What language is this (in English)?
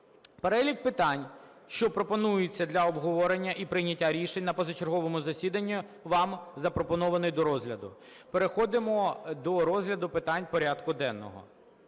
Ukrainian